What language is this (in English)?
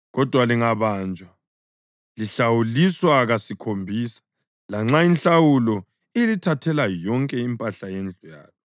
North Ndebele